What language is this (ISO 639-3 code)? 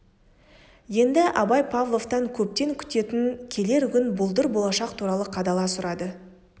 kaz